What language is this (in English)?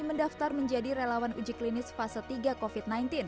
Indonesian